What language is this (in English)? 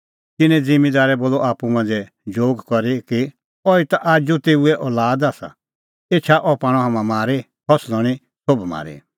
Kullu Pahari